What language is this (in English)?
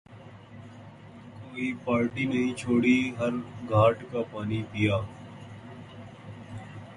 Urdu